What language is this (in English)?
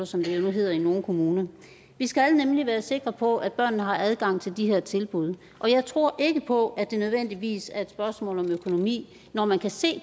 Danish